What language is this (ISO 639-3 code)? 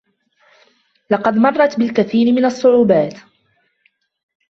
ara